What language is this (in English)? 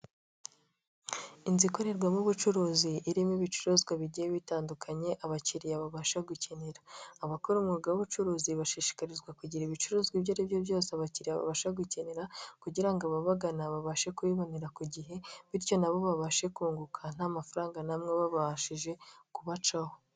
Kinyarwanda